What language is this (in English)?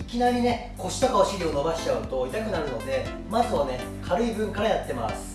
Japanese